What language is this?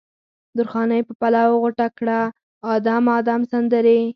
Pashto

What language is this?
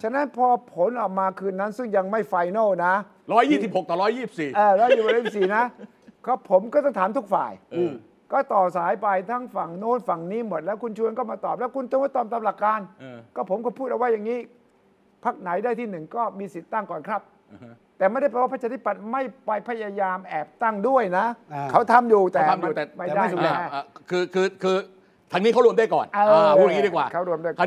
Thai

